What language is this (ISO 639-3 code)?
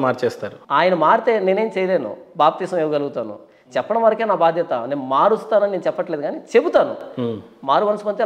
tel